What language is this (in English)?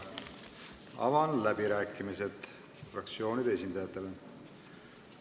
Estonian